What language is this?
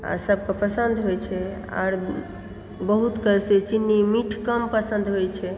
Maithili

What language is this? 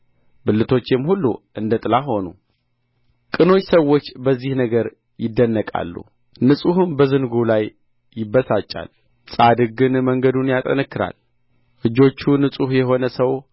Amharic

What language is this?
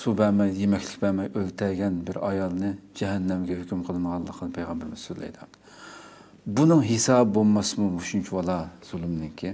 Turkish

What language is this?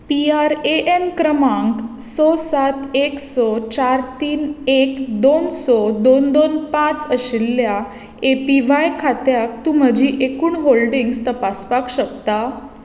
Konkani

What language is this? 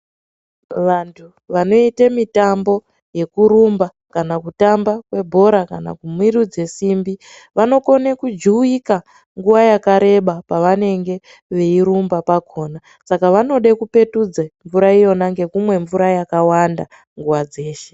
Ndau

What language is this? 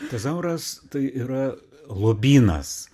Lithuanian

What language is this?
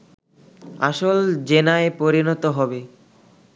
Bangla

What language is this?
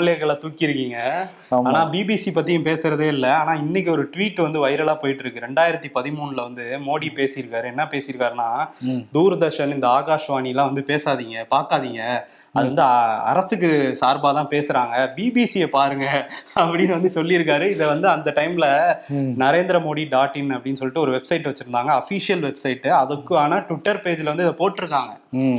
Tamil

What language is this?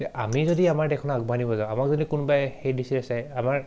Assamese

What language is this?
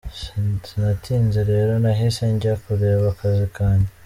Kinyarwanda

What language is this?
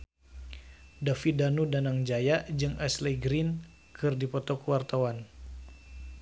Sundanese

